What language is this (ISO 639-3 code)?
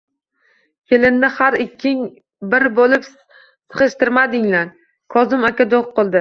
uzb